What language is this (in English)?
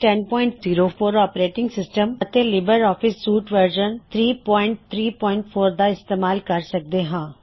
Punjabi